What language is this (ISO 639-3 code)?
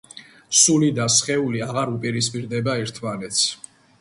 kat